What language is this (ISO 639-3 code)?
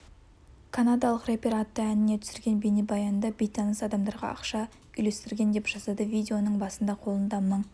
kaz